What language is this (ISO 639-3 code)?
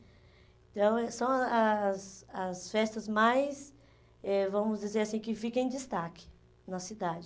por